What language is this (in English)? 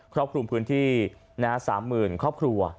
Thai